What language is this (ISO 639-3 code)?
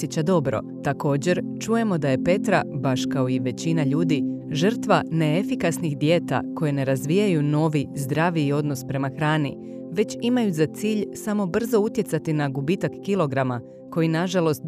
hrv